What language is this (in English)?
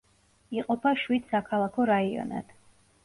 Georgian